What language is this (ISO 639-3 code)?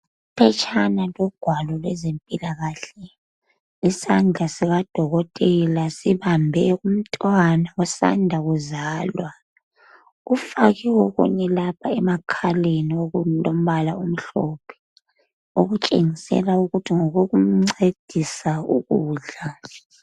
nde